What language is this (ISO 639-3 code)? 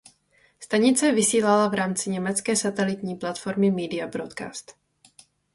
ces